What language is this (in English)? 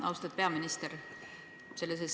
Estonian